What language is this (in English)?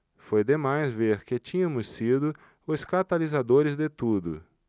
Portuguese